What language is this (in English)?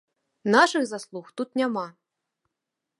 Belarusian